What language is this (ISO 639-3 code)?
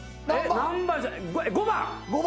jpn